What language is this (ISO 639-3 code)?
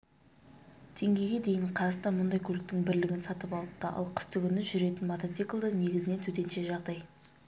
kaz